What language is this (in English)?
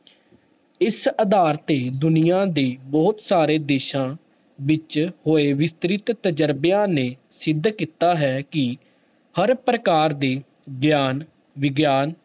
Punjabi